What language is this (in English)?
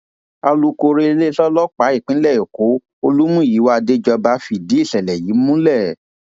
Yoruba